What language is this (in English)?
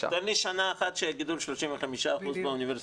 Hebrew